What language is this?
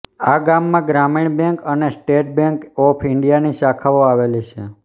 Gujarati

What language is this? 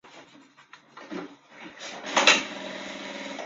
Chinese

